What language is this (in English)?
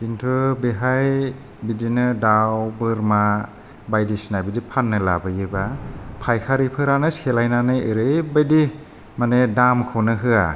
Bodo